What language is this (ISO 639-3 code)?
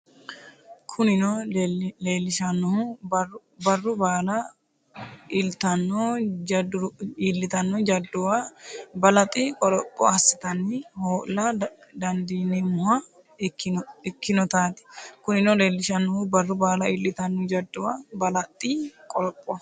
sid